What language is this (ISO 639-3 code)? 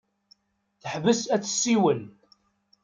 kab